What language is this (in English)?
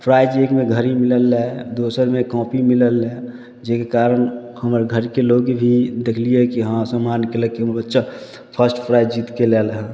Maithili